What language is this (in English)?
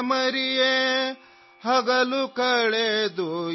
Urdu